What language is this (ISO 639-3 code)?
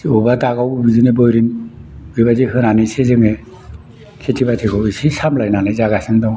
brx